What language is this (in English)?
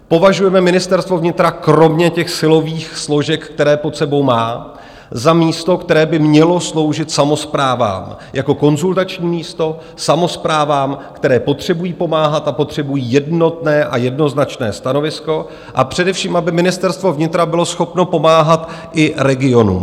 Czech